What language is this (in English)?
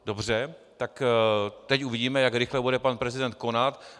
Czech